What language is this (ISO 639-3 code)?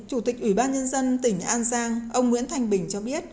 vie